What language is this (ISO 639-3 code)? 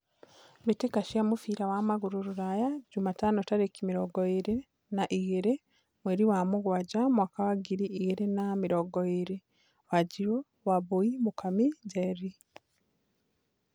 kik